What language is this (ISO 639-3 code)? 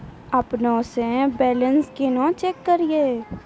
mai